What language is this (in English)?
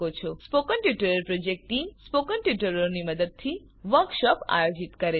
Gujarati